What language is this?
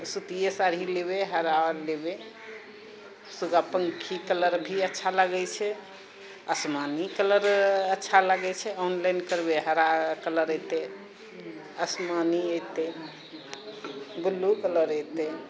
Maithili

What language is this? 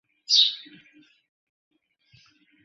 Bangla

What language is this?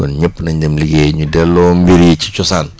Wolof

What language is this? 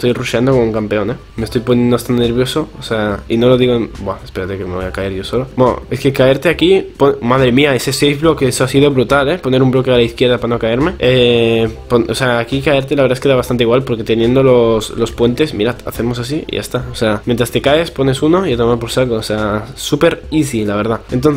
Spanish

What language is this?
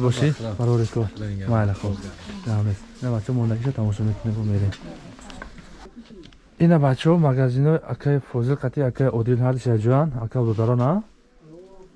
Turkish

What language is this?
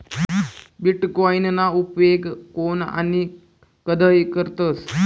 Marathi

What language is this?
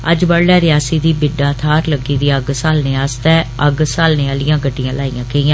Dogri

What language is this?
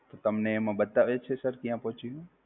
Gujarati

